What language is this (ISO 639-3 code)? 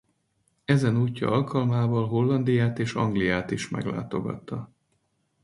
hun